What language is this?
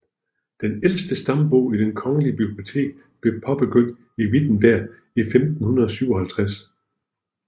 Danish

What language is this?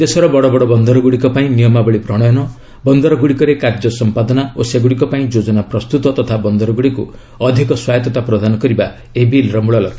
Odia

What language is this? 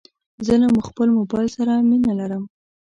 Pashto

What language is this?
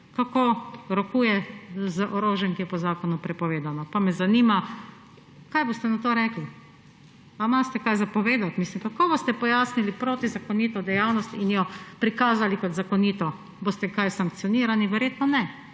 Slovenian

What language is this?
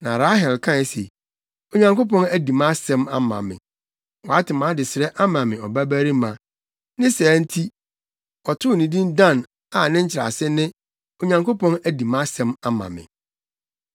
Akan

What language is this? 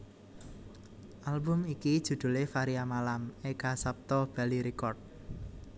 Javanese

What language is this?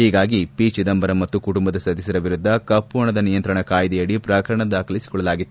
Kannada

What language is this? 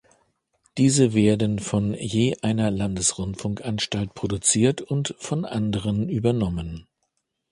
German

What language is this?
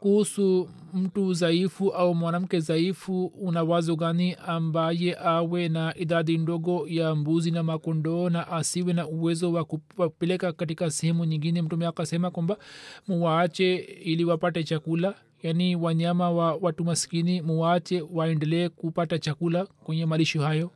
Swahili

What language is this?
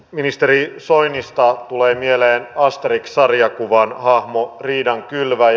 Finnish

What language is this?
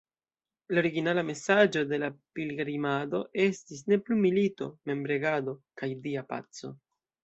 Esperanto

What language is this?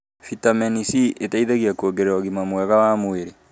Kikuyu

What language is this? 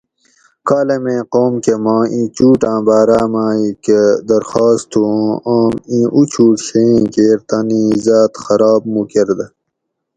Gawri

